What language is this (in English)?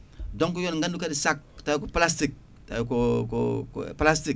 Fula